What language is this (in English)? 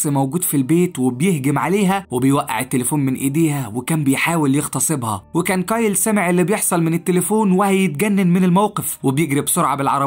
Arabic